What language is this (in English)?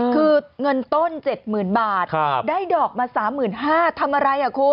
Thai